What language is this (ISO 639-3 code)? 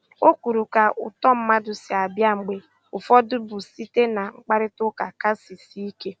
ibo